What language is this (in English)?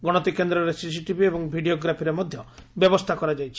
Odia